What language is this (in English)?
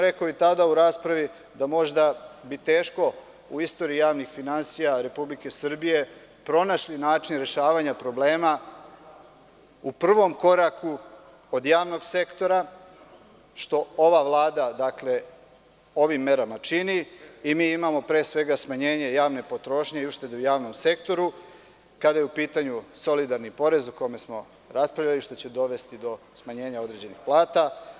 Serbian